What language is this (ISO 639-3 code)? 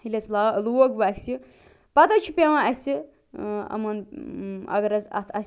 kas